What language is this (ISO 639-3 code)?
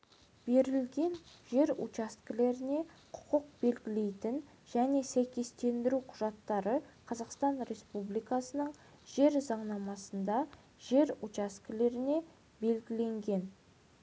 kaz